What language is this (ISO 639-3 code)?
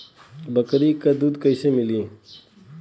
bho